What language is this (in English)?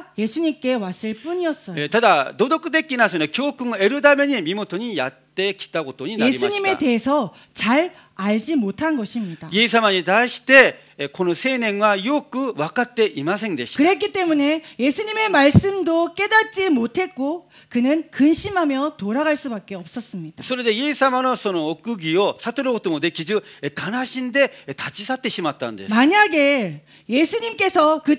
Korean